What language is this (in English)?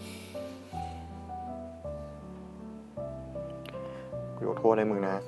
Thai